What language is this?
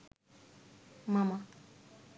Bangla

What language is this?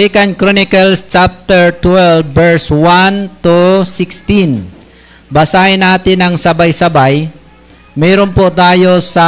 Filipino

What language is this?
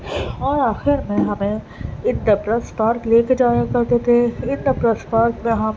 Urdu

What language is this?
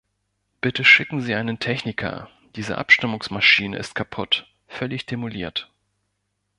German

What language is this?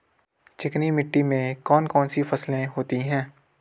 Hindi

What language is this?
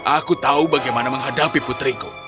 Indonesian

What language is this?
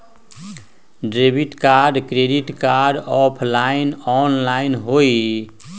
Magahi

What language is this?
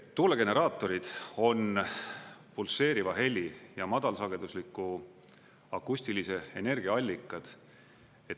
Estonian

